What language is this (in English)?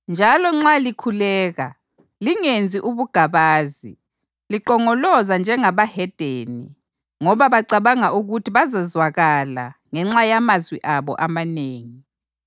North Ndebele